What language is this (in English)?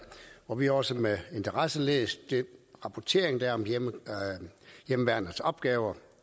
Danish